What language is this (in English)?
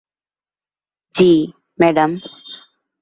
Bangla